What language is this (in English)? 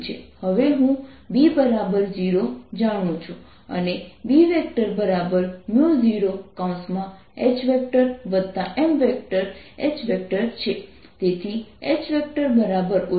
Gujarati